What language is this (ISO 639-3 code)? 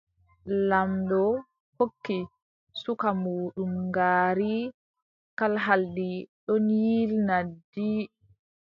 fub